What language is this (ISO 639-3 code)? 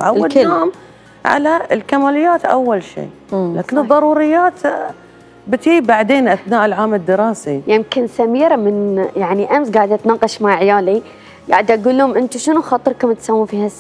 ara